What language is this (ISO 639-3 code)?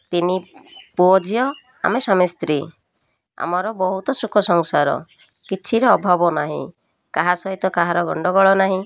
ori